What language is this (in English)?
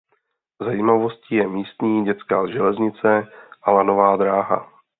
Czech